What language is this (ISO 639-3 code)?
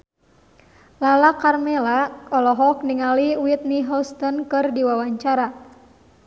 sun